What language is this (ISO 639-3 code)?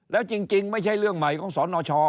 tha